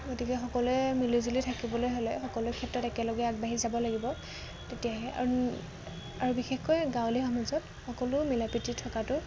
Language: Assamese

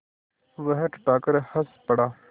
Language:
Hindi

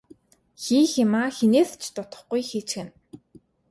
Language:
Mongolian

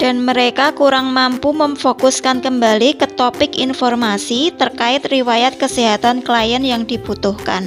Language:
Indonesian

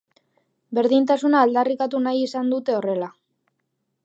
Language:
Basque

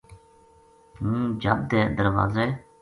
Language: Gujari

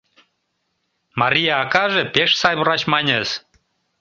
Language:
Mari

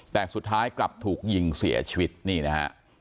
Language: Thai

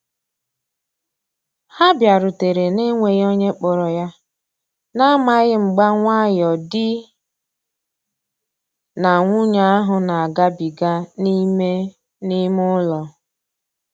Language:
Igbo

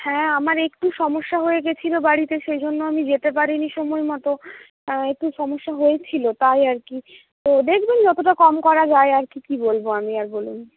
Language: Bangla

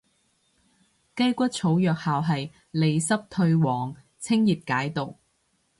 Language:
Cantonese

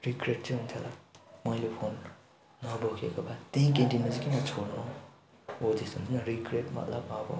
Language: Nepali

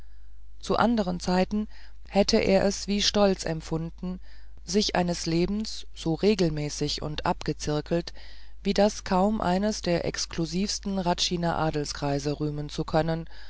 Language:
German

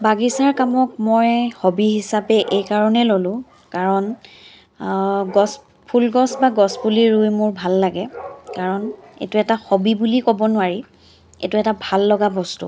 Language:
Assamese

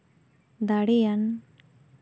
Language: Santali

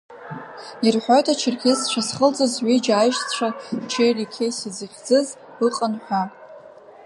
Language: Abkhazian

